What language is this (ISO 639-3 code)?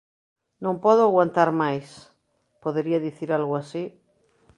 glg